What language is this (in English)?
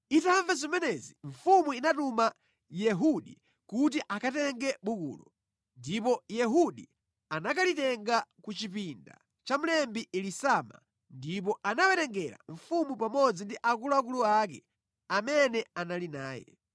Nyanja